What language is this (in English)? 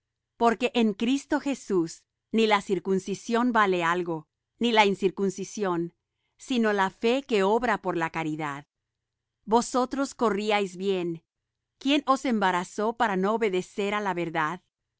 Spanish